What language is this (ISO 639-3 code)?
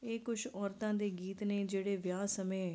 pan